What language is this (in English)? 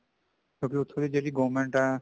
Punjabi